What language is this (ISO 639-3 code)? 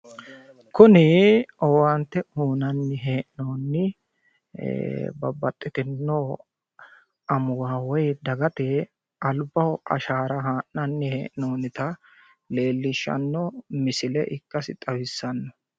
sid